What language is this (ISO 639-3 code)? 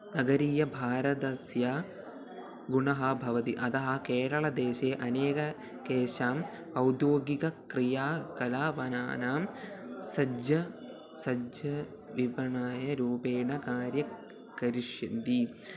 san